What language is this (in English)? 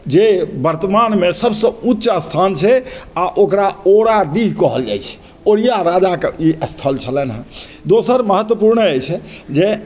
Maithili